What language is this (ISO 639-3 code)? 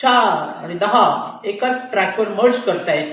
mar